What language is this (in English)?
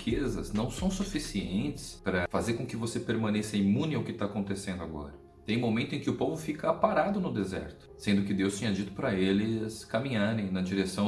Portuguese